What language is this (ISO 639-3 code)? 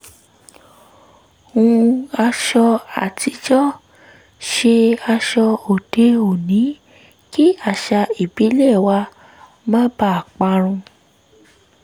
yor